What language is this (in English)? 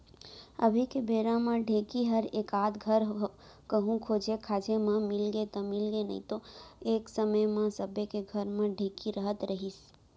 Chhattisgarhi